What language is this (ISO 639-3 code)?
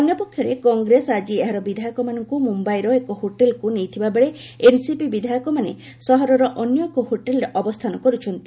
ori